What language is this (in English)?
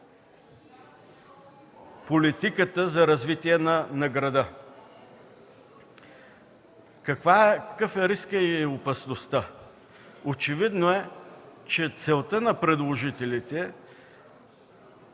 Bulgarian